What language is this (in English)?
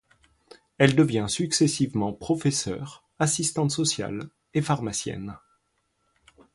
French